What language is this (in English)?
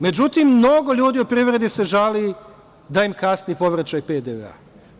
Serbian